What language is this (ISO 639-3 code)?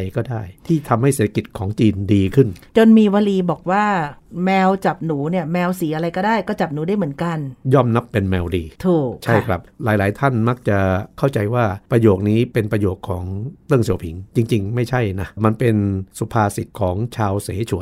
tha